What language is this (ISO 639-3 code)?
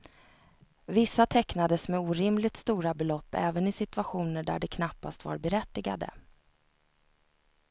swe